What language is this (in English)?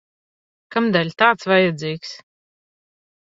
Latvian